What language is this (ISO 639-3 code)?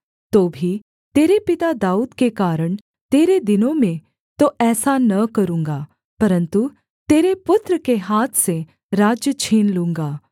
hin